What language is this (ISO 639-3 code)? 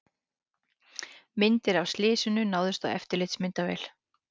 isl